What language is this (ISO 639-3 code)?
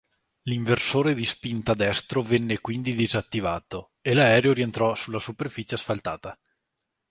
ita